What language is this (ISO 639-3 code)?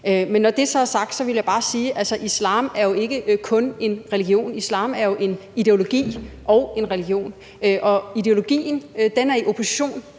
dan